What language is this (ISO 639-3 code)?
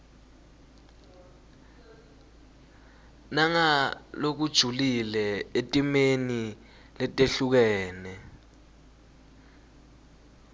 ssw